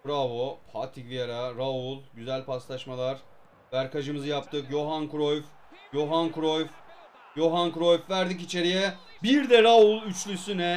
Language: Turkish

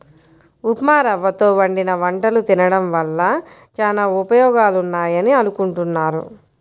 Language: Telugu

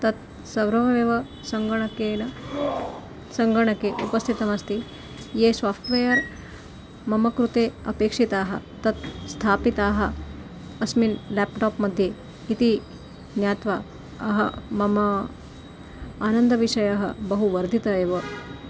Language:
Sanskrit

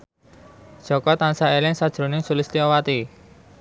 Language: Javanese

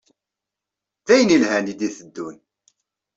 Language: Kabyle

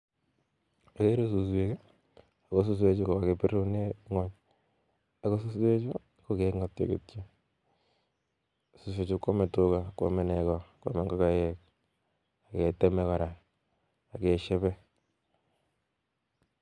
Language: Kalenjin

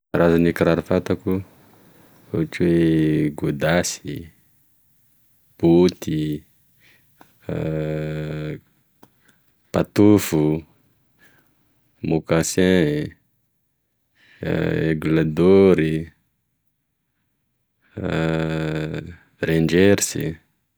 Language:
Tesaka Malagasy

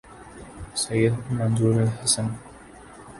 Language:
Urdu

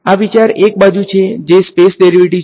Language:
Gujarati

